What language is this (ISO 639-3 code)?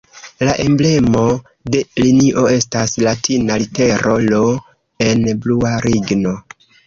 epo